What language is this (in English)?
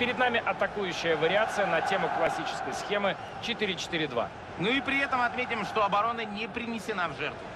Russian